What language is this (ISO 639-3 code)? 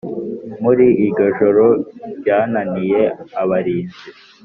kin